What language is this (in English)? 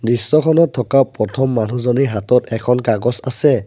Assamese